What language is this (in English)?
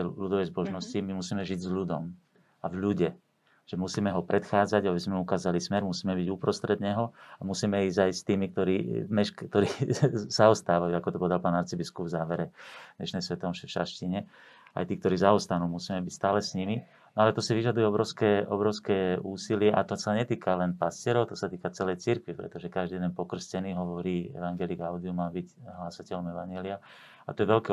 Slovak